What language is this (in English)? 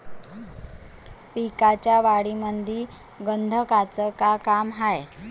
Marathi